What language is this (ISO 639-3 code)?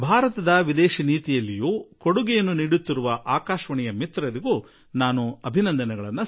kan